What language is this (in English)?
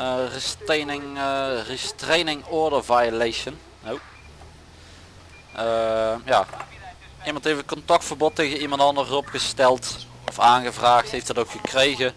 Dutch